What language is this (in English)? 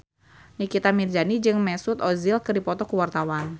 Sundanese